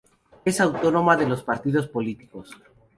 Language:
Spanish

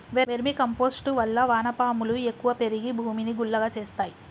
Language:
Telugu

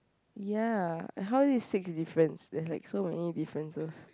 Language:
English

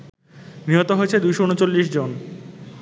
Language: Bangla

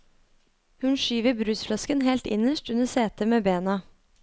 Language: Norwegian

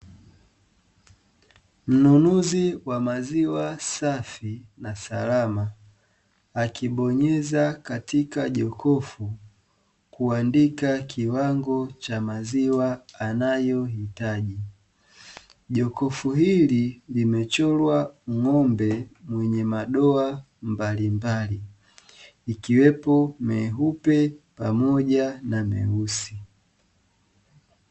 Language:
Swahili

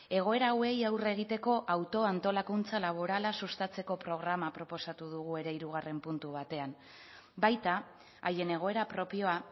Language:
Basque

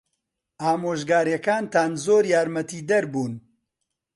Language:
Central Kurdish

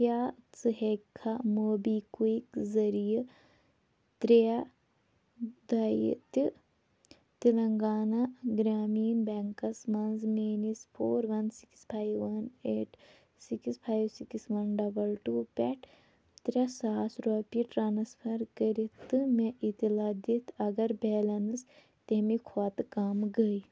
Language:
Kashmiri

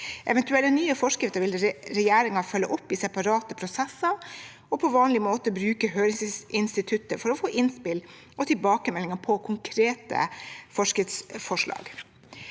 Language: Norwegian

